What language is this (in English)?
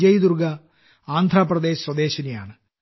Malayalam